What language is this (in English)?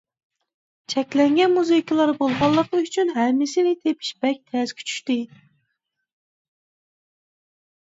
Uyghur